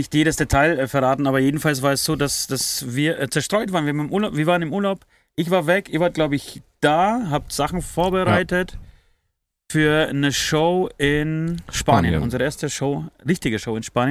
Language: German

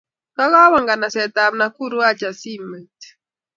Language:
Kalenjin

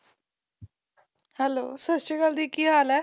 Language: Punjabi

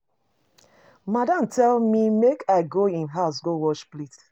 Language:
Nigerian Pidgin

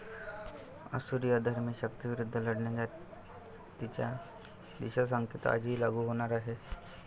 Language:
Marathi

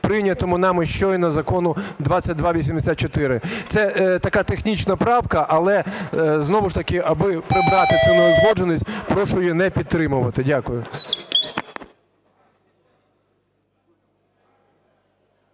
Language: Ukrainian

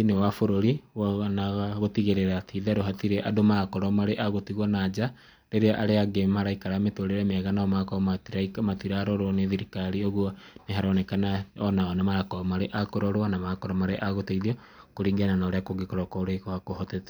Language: Kikuyu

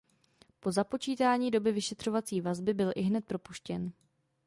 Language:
Czech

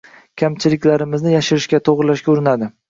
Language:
Uzbek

